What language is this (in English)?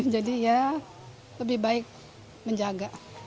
Indonesian